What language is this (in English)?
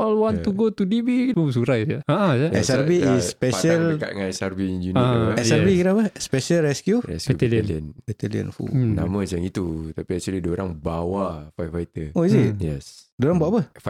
Malay